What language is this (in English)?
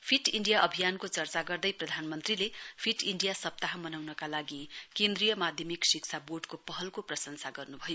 Nepali